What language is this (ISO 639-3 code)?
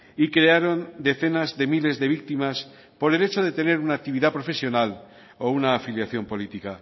spa